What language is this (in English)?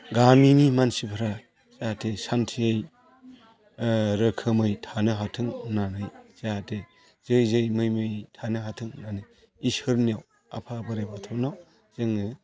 Bodo